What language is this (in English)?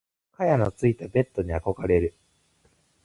Japanese